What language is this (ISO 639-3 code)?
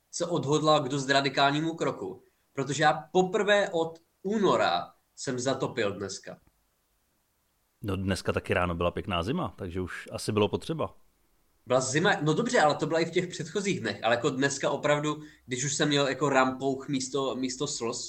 ces